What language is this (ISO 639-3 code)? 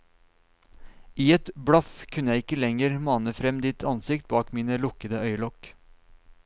nor